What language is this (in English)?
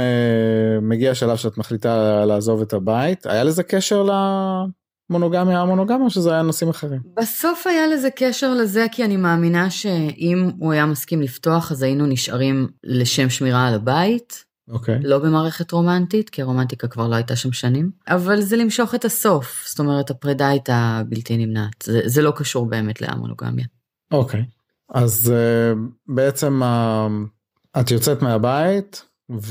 Hebrew